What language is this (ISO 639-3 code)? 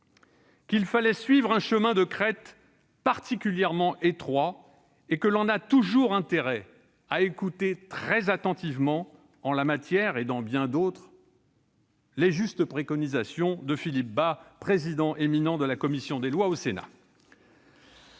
fra